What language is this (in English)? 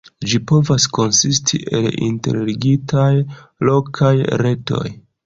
Esperanto